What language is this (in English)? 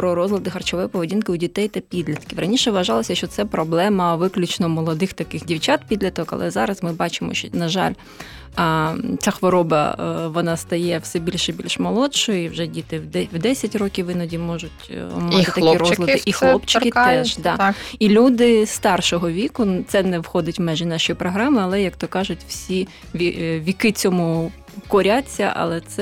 Ukrainian